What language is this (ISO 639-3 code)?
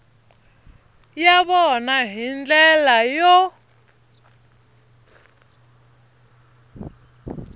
tso